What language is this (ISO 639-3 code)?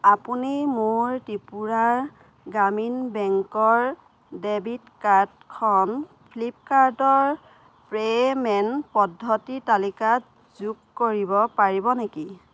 asm